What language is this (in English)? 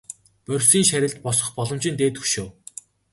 Mongolian